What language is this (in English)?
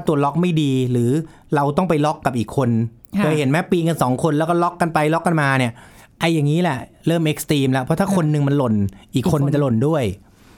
Thai